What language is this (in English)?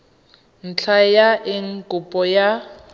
Tswana